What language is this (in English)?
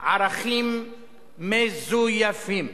Hebrew